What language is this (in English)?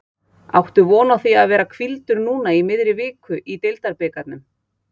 Icelandic